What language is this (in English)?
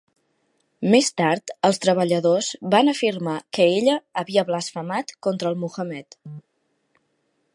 Catalan